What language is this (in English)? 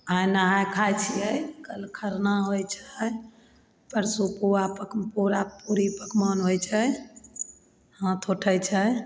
Maithili